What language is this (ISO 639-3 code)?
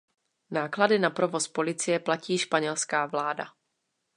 ces